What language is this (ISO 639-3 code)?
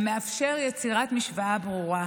heb